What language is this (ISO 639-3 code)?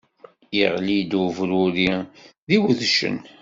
kab